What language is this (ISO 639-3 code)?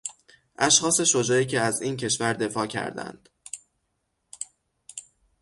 fas